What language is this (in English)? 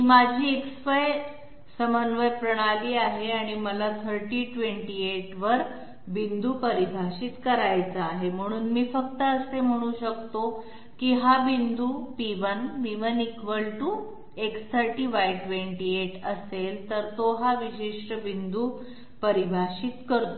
Marathi